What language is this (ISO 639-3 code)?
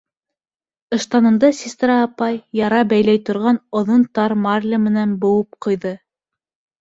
bak